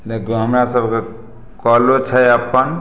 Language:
Maithili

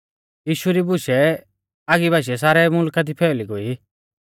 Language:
Mahasu Pahari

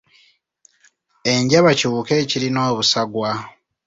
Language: Ganda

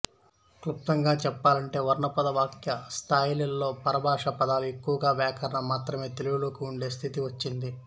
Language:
Telugu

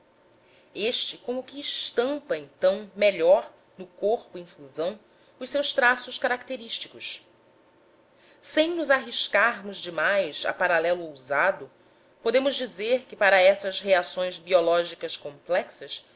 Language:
Portuguese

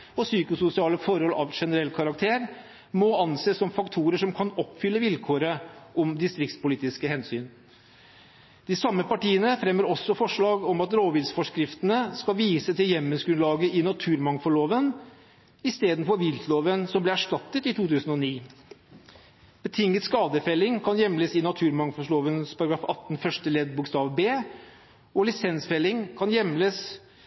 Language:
Norwegian Bokmål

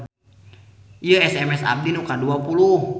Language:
Sundanese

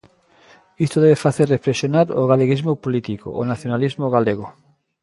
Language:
Galician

